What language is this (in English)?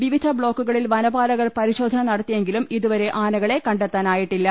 Malayalam